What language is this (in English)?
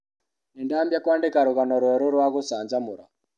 Kikuyu